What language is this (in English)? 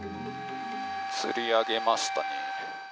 Japanese